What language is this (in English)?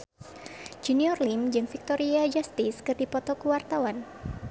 Sundanese